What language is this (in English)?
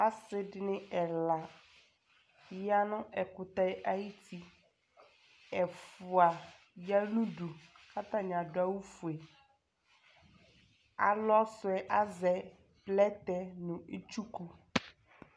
Ikposo